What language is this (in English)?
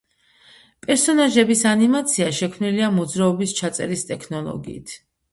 Georgian